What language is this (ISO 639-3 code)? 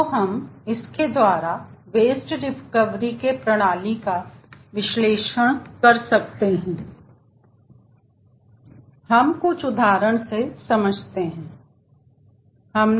hin